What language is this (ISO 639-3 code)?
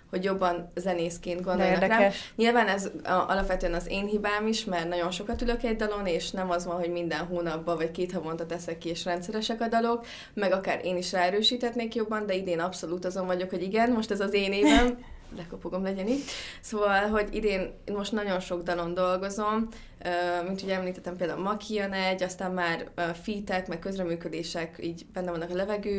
hun